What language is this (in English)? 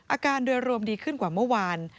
Thai